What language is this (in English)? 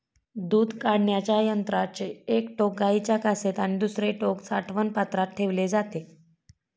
Marathi